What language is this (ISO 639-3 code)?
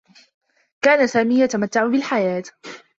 ara